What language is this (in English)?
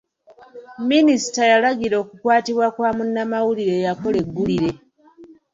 Ganda